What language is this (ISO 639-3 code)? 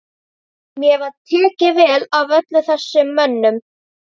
isl